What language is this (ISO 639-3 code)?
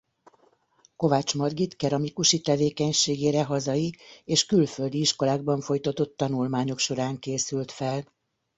hun